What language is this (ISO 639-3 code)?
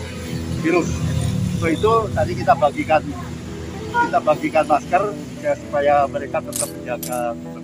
ind